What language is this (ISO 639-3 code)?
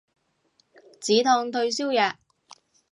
yue